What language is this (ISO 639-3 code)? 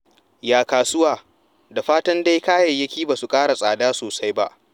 hau